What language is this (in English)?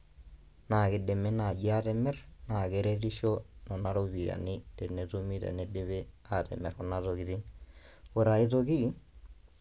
Masai